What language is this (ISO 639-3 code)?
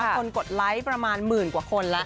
tha